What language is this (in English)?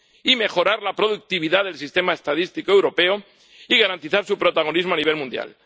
Spanish